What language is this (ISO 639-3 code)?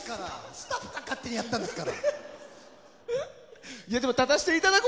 jpn